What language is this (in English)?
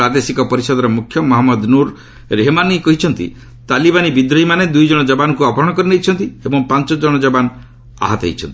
Odia